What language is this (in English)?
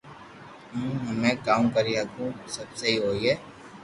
Loarki